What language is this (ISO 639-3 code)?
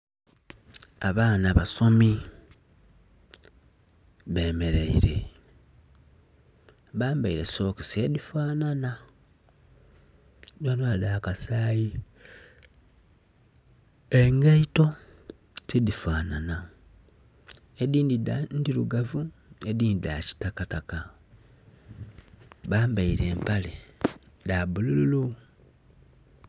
xog